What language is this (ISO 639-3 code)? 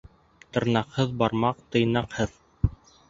bak